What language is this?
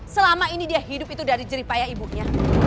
Indonesian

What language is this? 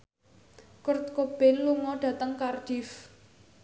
Javanese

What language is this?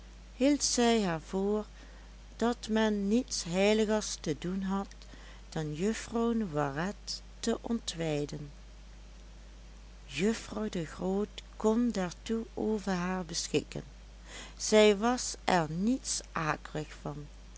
Dutch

